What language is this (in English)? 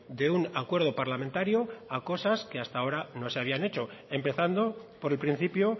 Spanish